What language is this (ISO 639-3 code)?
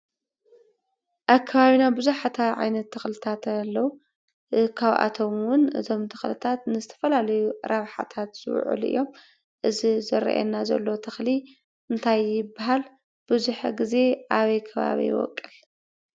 tir